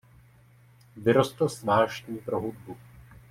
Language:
Czech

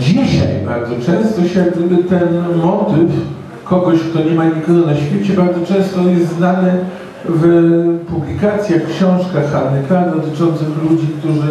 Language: Polish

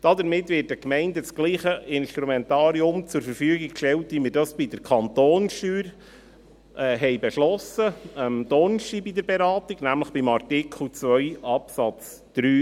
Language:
Swiss German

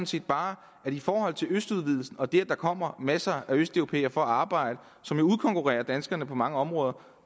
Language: Danish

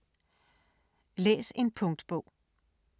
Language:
Danish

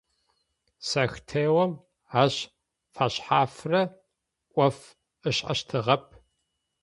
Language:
Adyghe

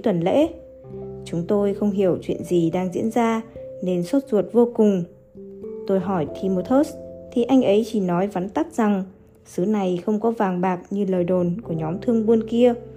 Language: Vietnamese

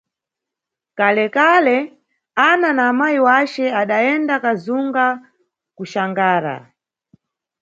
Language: Nyungwe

